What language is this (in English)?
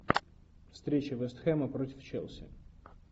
Russian